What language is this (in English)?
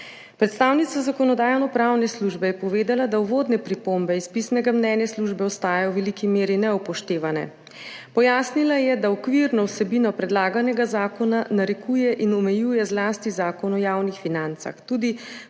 Slovenian